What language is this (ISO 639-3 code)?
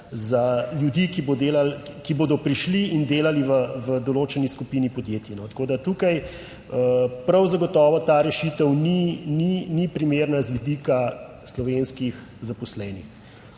slv